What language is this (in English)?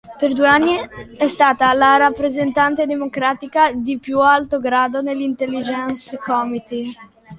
Italian